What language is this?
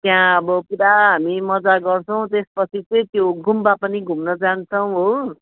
Nepali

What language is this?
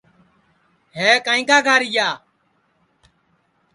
Sansi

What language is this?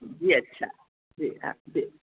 Urdu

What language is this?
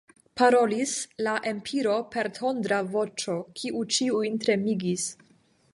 Esperanto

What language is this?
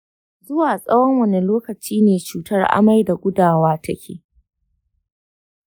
Hausa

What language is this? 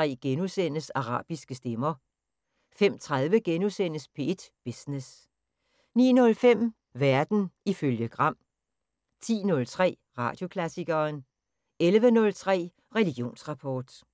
Danish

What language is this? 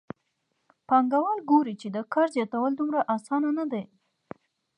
Pashto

